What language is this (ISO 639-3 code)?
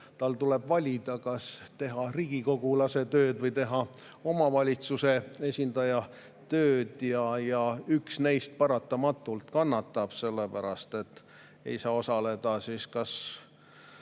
est